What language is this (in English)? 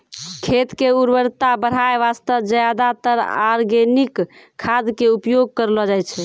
Maithili